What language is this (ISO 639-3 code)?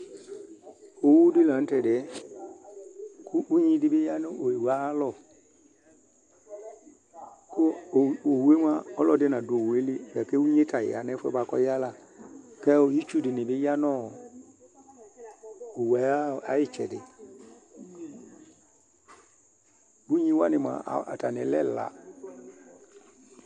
kpo